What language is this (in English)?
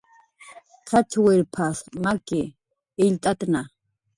Jaqaru